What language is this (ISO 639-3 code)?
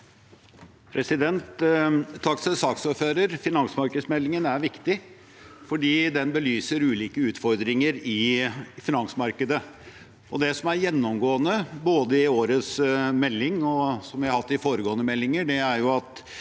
nor